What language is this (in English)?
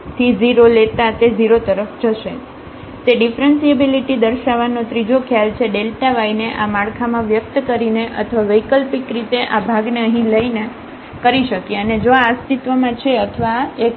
Gujarati